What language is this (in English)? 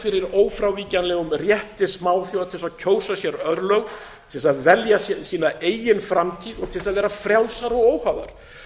Icelandic